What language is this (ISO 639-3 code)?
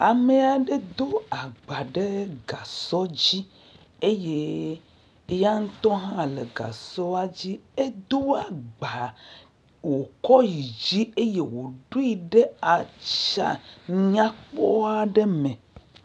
ewe